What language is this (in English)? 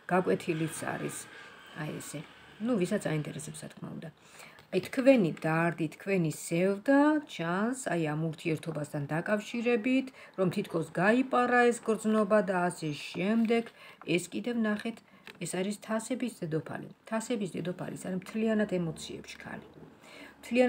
Romanian